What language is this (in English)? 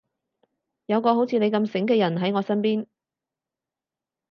Cantonese